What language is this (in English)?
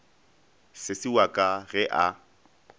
Northern Sotho